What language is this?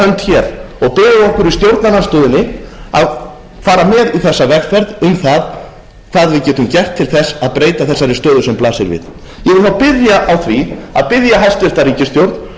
Icelandic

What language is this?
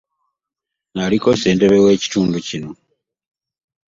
Ganda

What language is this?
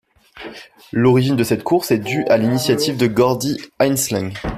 French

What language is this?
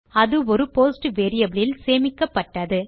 Tamil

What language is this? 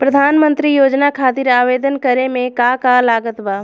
Bhojpuri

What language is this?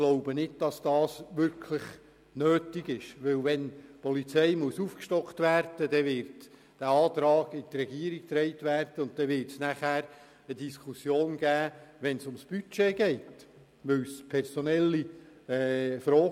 Swiss German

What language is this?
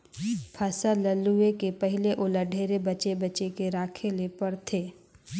Chhattisgarhi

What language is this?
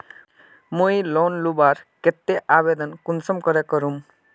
Magahi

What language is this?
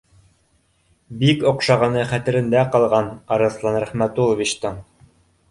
Bashkir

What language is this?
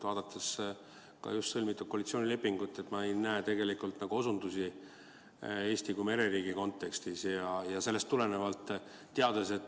Estonian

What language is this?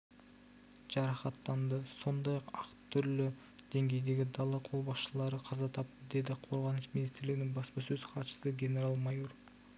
Kazakh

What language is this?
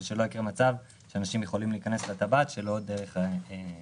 Hebrew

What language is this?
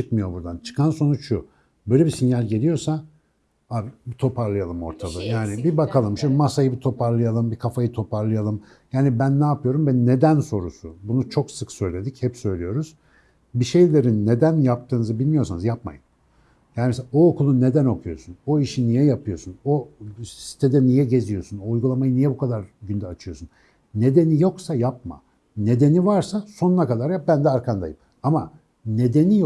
Turkish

